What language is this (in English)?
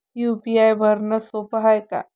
Marathi